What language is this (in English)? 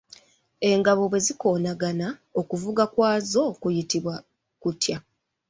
Ganda